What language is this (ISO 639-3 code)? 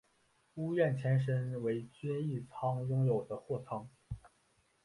zho